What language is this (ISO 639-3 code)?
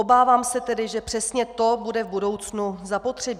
ces